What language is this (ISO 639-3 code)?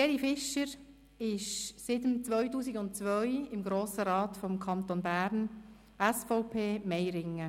gsw